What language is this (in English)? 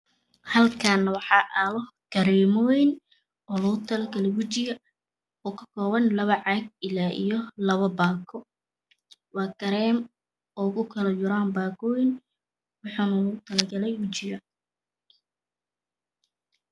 Somali